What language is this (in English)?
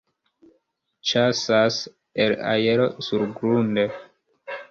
Esperanto